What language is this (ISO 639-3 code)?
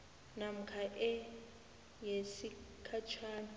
nbl